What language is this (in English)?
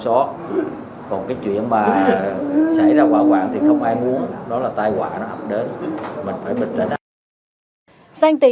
Vietnamese